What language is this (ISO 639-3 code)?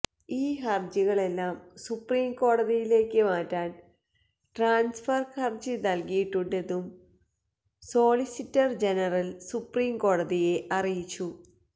mal